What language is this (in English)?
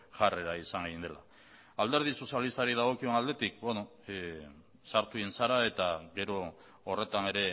Basque